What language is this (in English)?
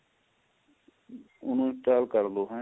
Punjabi